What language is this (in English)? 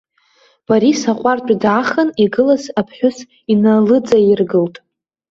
Abkhazian